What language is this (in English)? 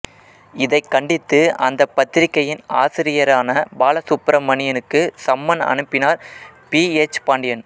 Tamil